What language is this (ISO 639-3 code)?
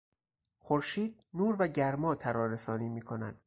fas